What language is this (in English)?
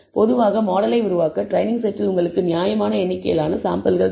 Tamil